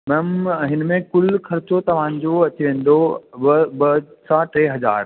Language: Sindhi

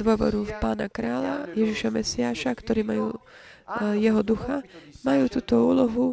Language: Slovak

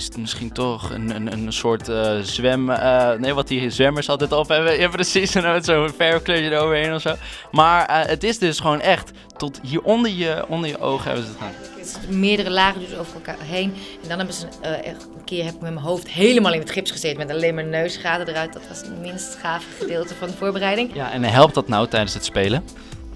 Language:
Dutch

